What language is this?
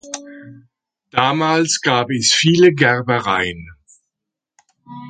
German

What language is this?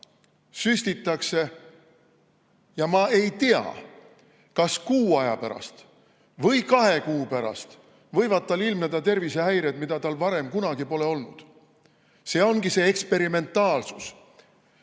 Estonian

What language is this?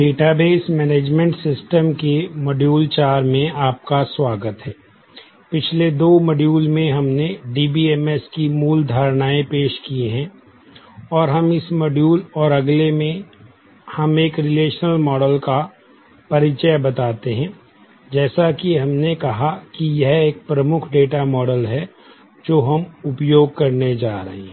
Hindi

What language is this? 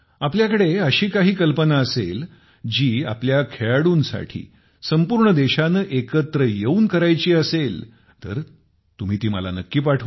Marathi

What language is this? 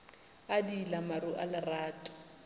Northern Sotho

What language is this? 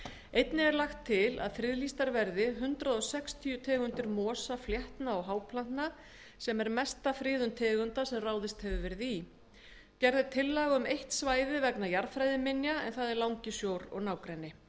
Icelandic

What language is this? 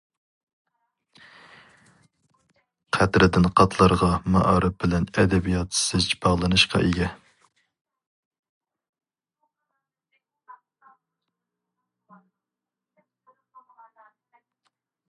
Uyghur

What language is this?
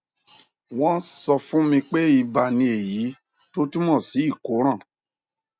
Yoruba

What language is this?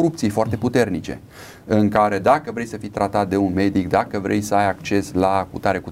Romanian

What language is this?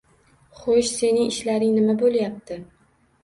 Uzbek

